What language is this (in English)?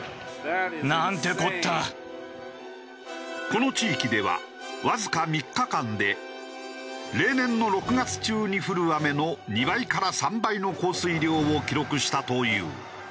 Japanese